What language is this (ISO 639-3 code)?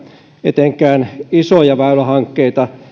fin